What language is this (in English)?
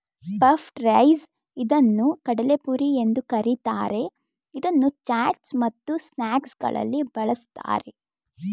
Kannada